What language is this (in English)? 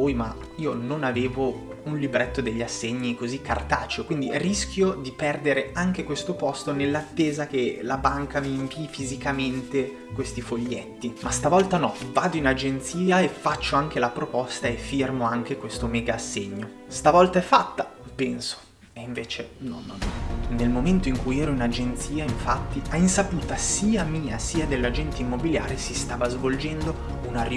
Italian